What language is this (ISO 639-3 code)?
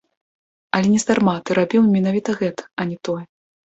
bel